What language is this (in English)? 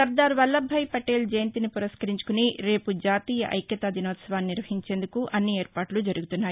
Telugu